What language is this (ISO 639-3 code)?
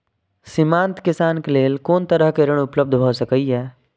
mai